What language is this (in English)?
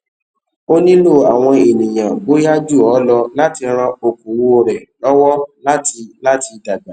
Yoruba